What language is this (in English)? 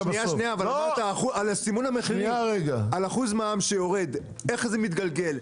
Hebrew